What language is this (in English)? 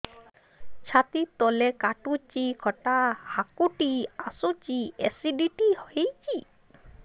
Odia